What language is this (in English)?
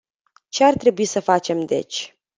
Romanian